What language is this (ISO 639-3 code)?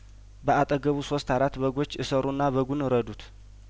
amh